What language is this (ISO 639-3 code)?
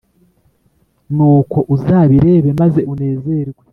kin